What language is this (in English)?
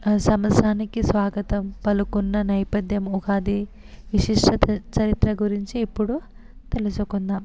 Telugu